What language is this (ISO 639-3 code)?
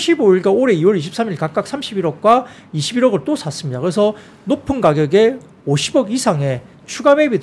kor